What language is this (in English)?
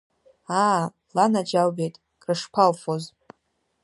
Abkhazian